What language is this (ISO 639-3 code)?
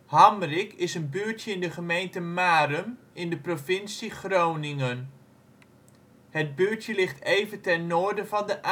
nld